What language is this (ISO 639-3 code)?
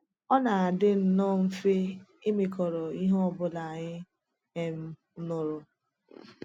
ibo